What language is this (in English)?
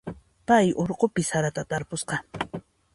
Puno Quechua